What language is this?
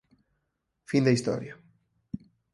Galician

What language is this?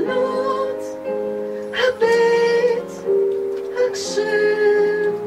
Hebrew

